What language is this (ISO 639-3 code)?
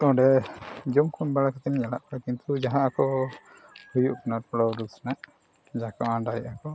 sat